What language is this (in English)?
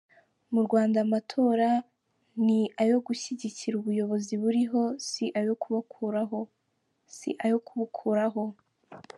Kinyarwanda